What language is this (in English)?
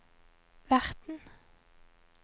Norwegian